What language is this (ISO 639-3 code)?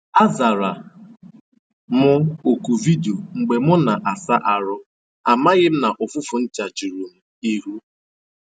ibo